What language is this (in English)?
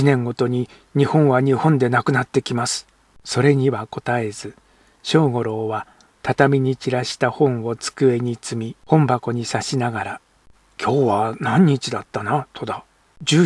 Japanese